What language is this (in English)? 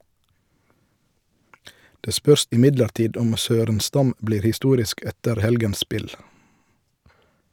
Norwegian